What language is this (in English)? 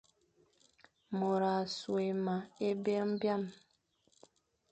Fang